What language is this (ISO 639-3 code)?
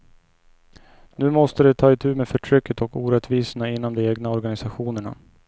swe